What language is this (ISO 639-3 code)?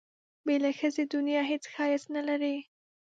pus